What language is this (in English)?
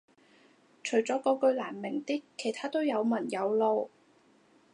Cantonese